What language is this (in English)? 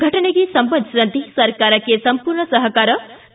Kannada